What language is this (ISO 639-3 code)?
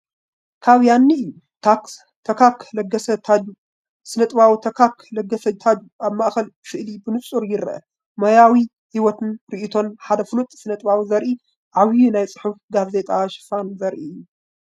tir